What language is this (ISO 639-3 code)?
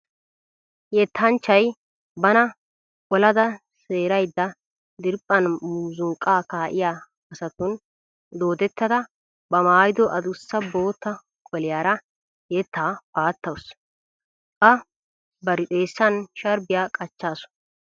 wal